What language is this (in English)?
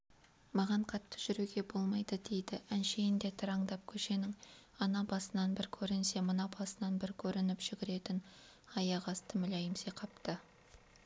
Kazakh